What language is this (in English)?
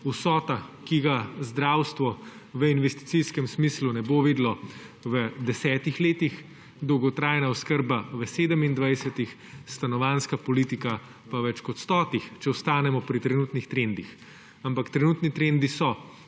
Slovenian